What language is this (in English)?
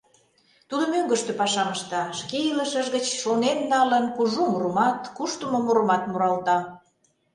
Mari